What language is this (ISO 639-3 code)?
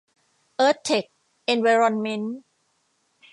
tha